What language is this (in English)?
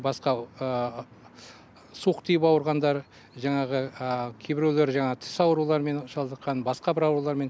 Kazakh